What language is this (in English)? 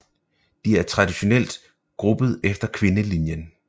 Danish